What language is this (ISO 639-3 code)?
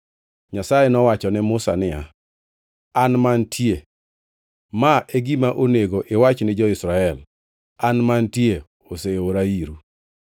luo